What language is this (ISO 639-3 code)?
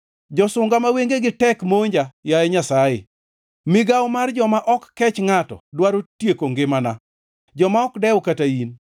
luo